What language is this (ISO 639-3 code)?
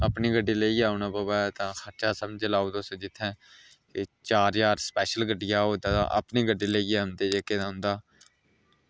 doi